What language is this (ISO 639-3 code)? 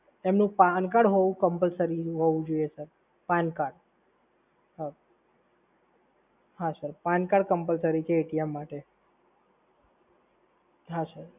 guj